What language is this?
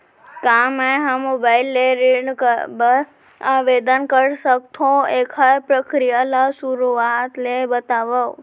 Chhattisgarhi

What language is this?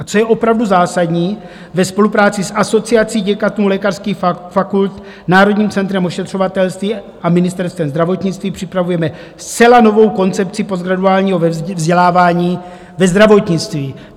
Czech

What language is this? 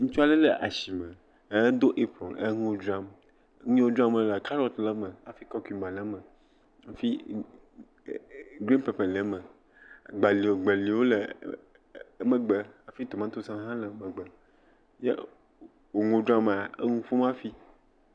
Ewe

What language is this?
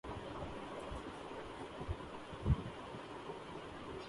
Urdu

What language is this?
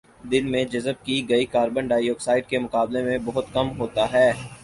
Urdu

